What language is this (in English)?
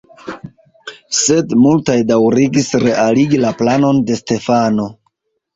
Esperanto